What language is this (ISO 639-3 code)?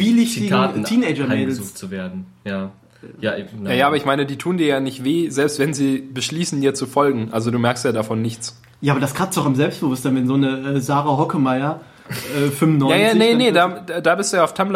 deu